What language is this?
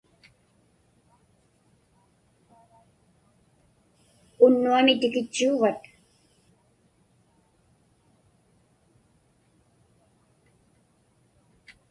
Inupiaq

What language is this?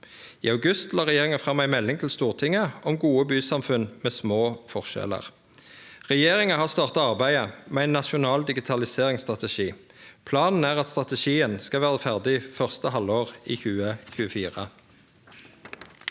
Norwegian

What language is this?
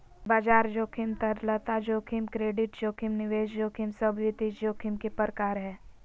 Magahi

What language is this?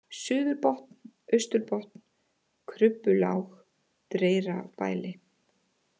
Icelandic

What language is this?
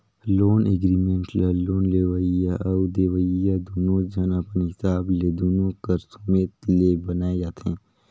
Chhattisgarhi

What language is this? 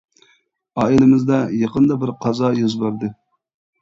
Uyghur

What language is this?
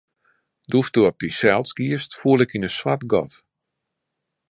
Western Frisian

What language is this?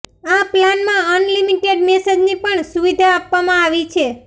Gujarati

